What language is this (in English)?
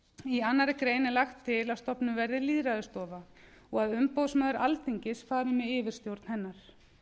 Icelandic